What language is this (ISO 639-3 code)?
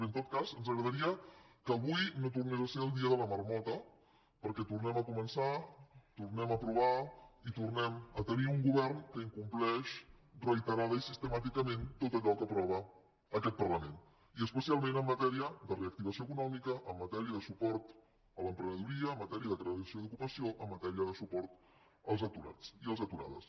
cat